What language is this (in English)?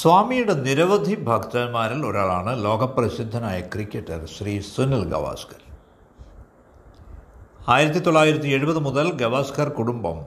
Malayalam